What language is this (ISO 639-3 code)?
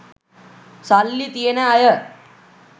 sin